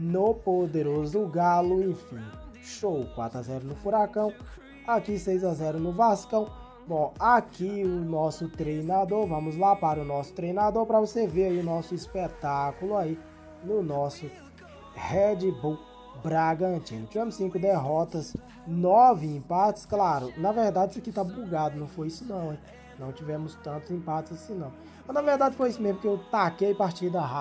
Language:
Portuguese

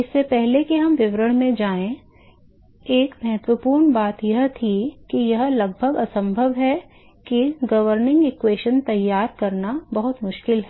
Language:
Hindi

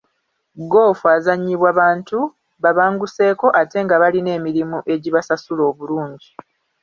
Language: Ganda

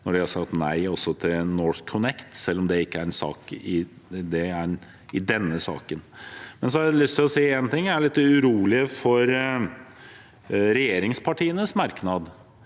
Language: Norwegian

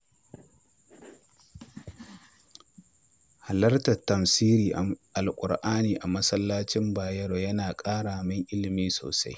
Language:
Hausa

